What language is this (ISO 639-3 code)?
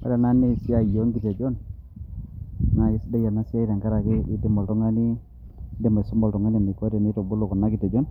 mas